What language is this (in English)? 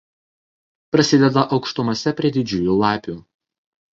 Lithuanian